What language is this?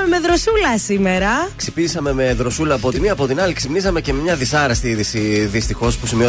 Greek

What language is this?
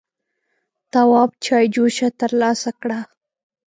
Pashto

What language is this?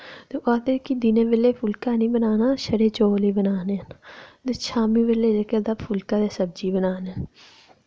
Dogri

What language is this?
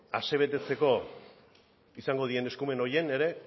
Basque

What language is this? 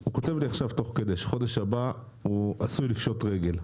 Hebrew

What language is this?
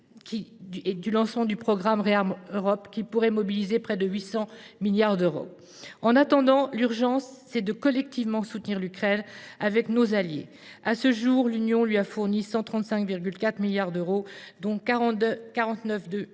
French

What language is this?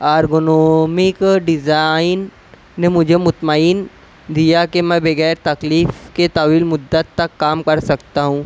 Urdu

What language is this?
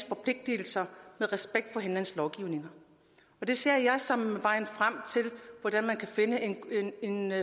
Danish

